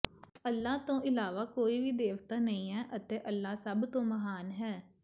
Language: Punjabi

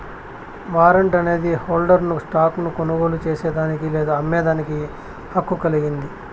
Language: Telugu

